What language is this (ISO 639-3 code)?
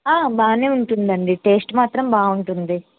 tel